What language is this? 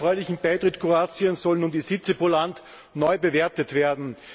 German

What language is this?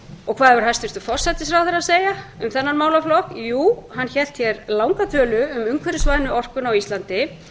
Icelandic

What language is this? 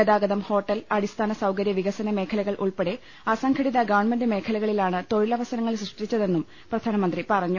Malayalam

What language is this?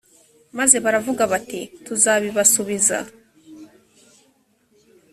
Kinyarwanda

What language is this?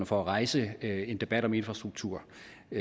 Danish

